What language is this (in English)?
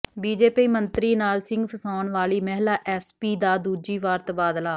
Punjabi